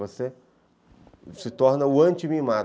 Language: Portuguese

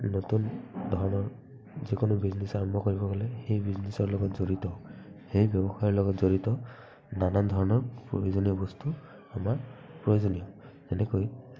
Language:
Assamese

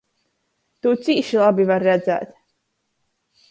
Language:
Latgalian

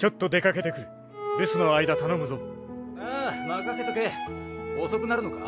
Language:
Japanese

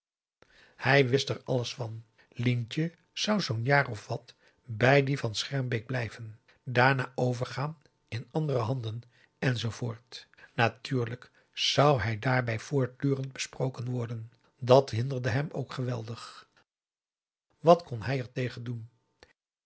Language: Dutch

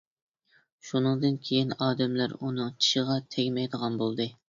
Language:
Uyghur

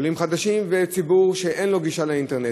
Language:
Hebrew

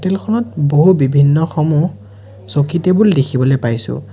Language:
Assamese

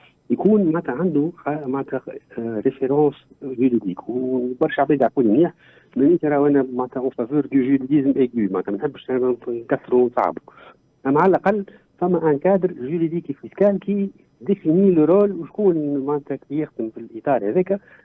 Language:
Arabic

